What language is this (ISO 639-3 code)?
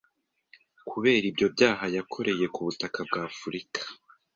kin